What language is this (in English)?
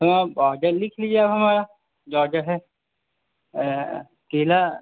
Urdu